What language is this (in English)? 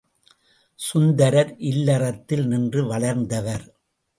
Tamil